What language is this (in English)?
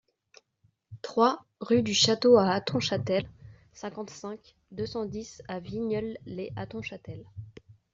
French